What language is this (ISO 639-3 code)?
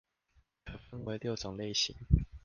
zho